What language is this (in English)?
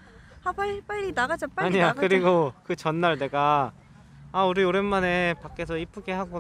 Korean